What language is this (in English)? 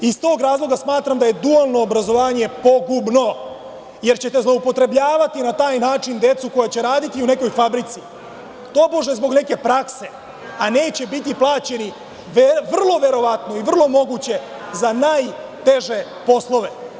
Serbian